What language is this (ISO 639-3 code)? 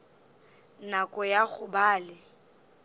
nso